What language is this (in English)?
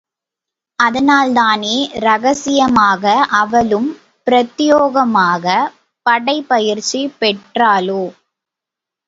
Tamil